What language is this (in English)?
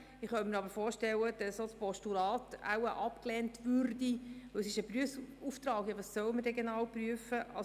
Swiss German